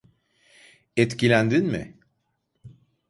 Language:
Turkish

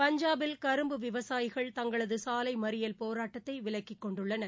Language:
Tamil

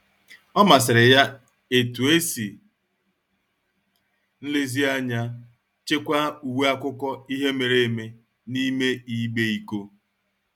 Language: Igbo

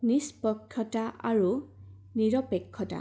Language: Assamese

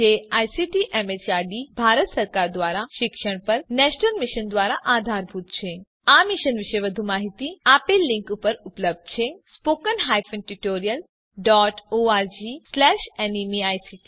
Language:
Gujarati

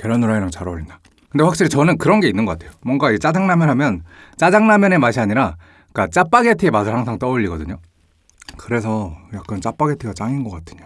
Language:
Korean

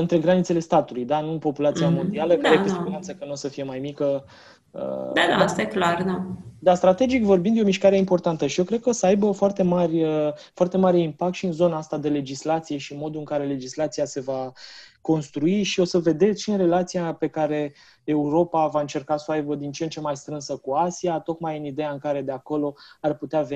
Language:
Romanian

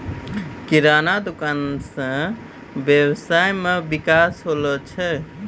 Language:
Maithili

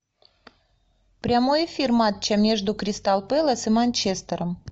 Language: Russian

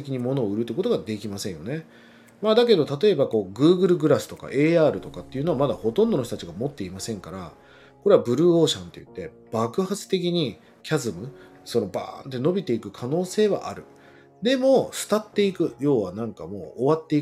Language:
Japanese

